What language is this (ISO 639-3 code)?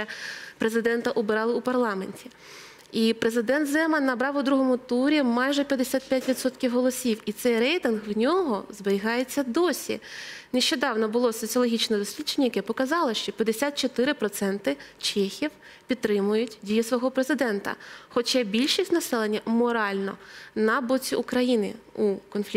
ukr